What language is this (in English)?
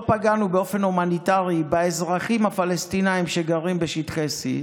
Hebrew